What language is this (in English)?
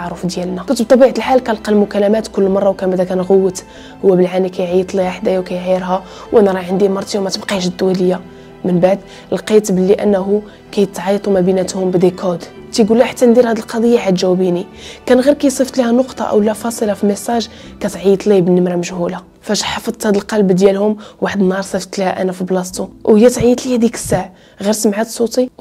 Arabic